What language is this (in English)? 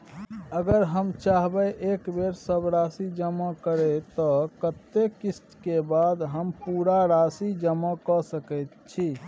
Maithili